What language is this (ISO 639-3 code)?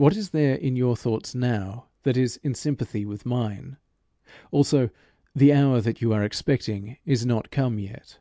eng